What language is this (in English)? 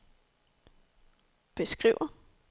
Danish